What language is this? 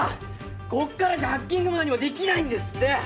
Japanese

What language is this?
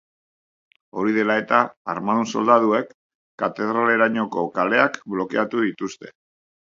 Basque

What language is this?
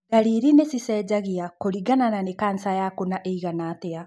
Kikuyu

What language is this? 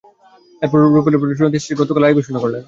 Bangla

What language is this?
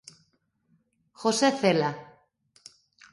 Galician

